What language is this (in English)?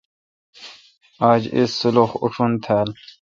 Kalkoti